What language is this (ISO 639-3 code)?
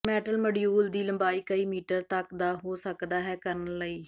pan